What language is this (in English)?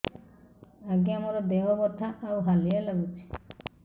Odia